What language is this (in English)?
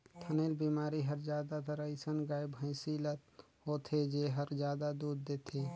Chhattisgarhi